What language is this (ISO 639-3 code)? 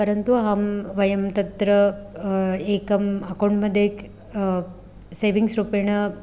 san